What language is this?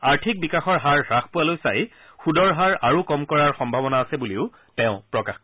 Assamese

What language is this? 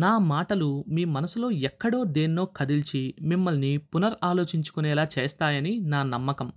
Telugu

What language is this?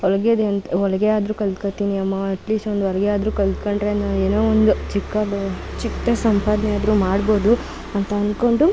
Kannada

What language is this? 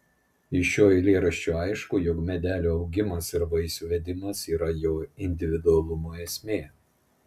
Lithuanian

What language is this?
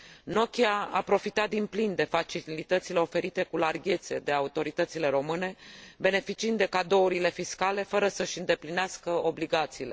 Romanian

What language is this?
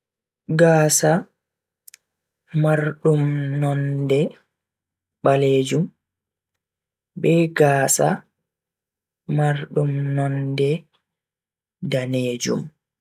Bagirmi Fulfulde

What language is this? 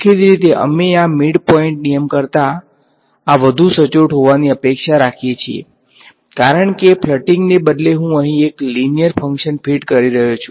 Gujarati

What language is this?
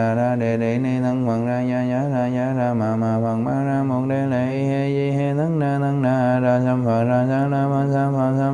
Vietnamese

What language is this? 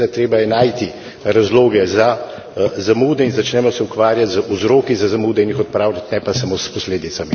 Slovenian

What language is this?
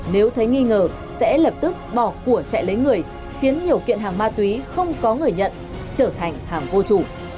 Vietnamese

